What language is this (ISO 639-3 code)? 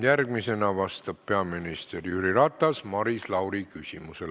est